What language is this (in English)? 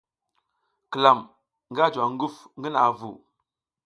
South Giziga